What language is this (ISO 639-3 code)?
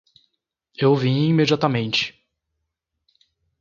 por